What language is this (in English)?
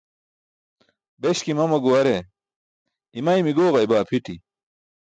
Burushaski